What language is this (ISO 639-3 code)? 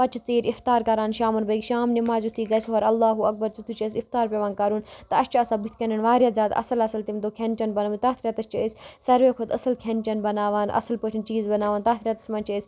kas